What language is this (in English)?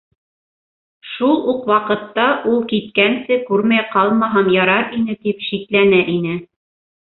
Bashkir